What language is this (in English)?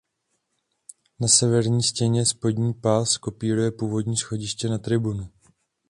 Czech